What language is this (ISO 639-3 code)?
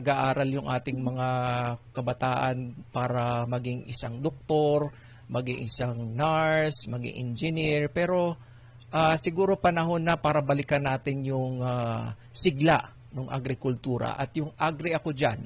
fil